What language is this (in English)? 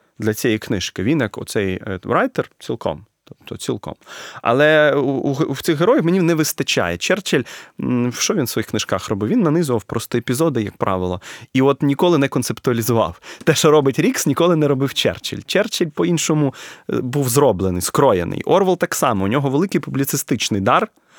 Ukrainian